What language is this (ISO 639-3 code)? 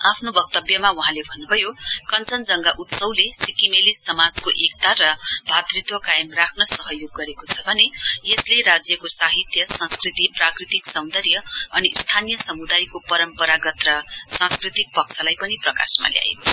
nep